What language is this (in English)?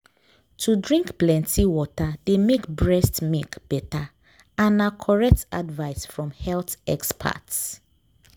Nigerian Pidgin